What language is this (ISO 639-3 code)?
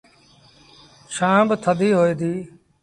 sbn